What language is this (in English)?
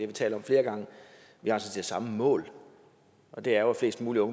Danish